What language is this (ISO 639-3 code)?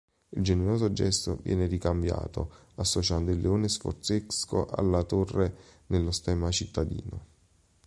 ita